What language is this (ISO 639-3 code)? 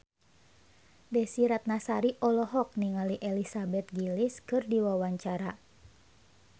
sun